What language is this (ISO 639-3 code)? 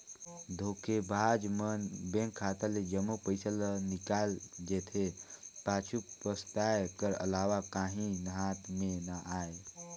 hne